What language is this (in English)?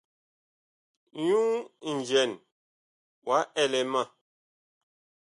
Bakoko